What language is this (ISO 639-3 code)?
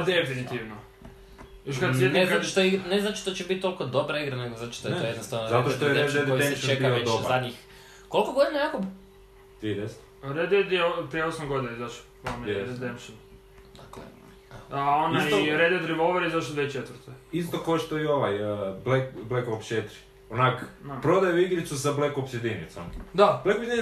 hrv